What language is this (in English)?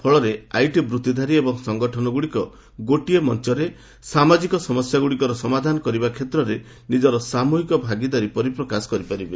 Odia